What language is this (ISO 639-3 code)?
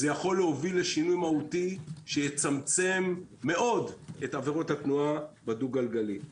heb